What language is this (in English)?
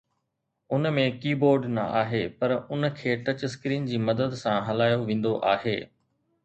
Sindhi